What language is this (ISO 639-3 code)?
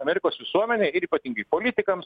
lit